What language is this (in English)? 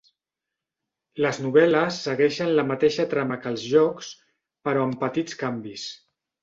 Catalan